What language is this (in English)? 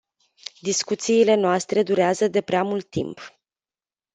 Romanian